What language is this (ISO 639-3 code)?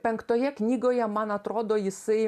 lit